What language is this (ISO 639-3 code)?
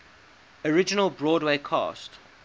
eng